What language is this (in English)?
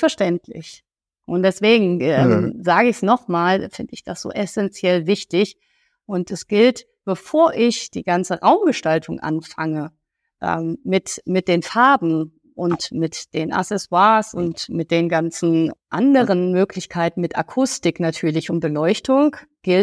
German